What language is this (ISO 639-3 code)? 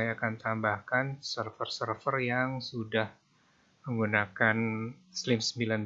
ind